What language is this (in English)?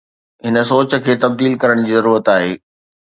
Sindhi